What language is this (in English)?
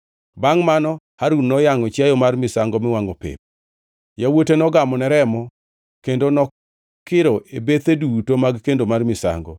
Luo (Kenya and Tanzania)